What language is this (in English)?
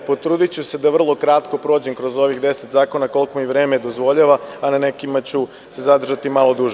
Serbian